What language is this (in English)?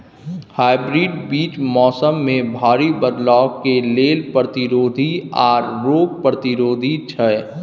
Maithili